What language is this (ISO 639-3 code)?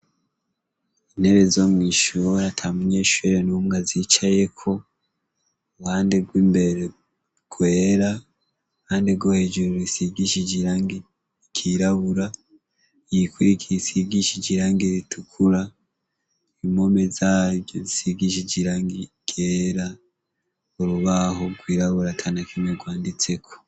run